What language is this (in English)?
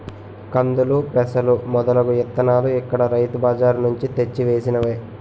Telugu